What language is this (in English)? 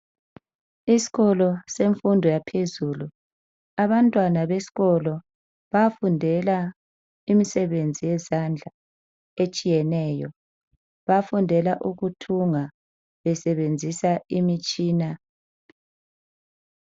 North Ndebele